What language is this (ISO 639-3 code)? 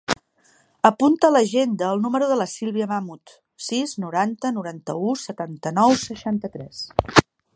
cat